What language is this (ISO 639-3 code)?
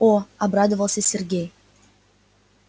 rus